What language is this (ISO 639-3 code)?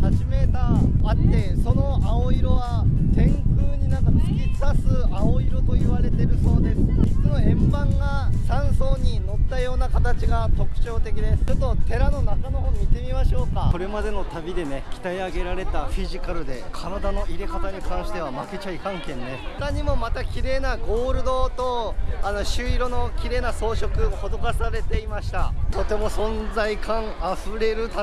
jpn